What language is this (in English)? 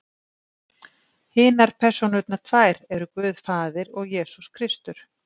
Icelandic